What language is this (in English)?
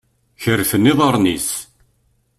Kabyle